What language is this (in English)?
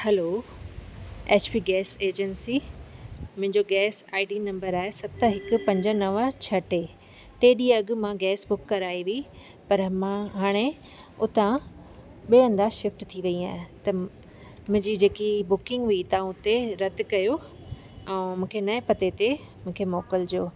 Sindhi